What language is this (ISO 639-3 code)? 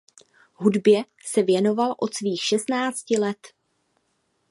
ces